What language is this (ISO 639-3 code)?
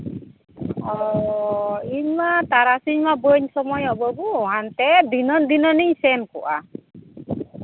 sat